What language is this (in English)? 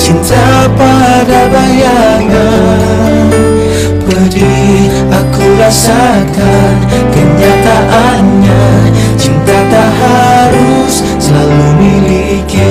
Malay